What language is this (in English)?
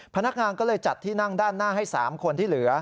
Thai